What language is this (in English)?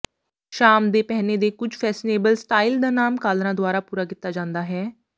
Punjabi